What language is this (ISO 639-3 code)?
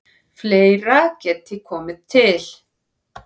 isl